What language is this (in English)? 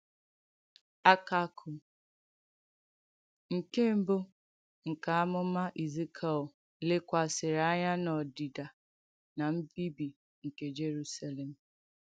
Igbo